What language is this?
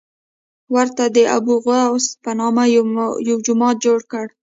Pashto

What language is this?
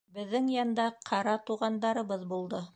Bashkir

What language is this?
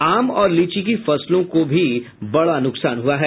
Hindi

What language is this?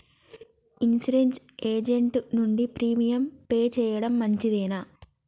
Telugu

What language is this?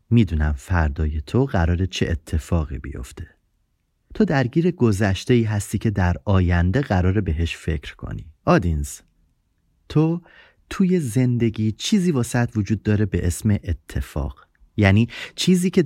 Persian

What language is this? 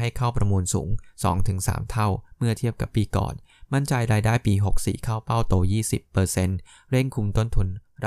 Thai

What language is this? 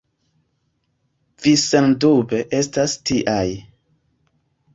Esperanto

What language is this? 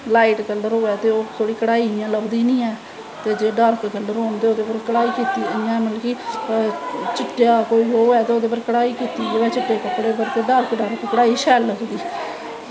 Dogri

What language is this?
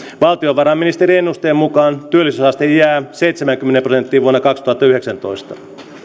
Finnish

